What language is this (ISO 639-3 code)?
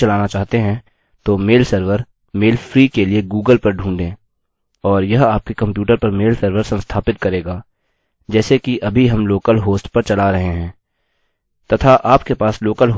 hin